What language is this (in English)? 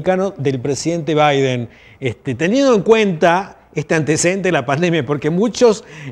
Spanish